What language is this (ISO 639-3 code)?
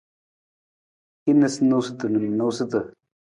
nmz